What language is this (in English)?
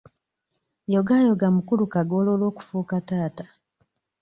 Ganda